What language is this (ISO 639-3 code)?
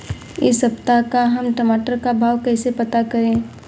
hin